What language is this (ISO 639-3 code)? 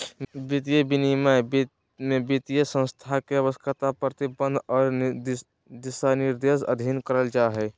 mag